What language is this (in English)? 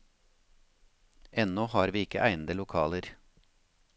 Norwegian